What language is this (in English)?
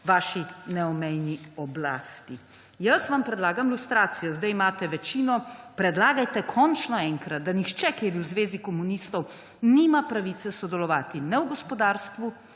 Slovenian